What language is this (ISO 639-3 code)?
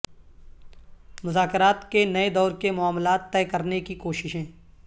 urd